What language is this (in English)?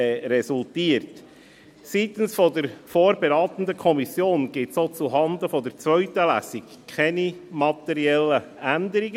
Swiss German